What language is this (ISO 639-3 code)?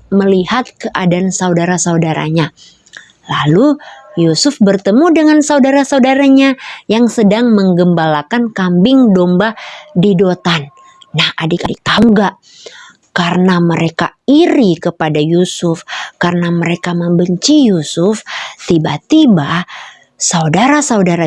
ind